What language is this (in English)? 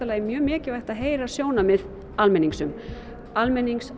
Icelandic